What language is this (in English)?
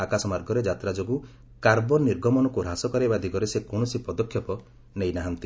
Odia